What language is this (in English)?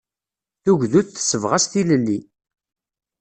Kabyle